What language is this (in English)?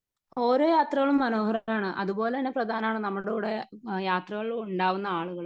Malayalam